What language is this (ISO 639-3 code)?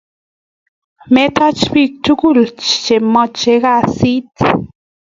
kln